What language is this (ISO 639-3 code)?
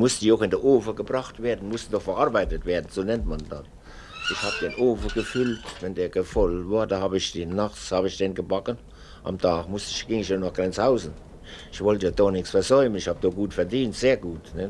deu